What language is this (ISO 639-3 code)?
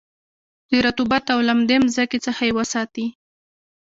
pus